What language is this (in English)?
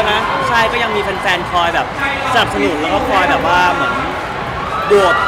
Thai